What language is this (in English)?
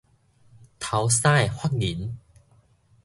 Min Nan Chinese